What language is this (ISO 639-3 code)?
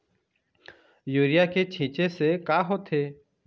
hne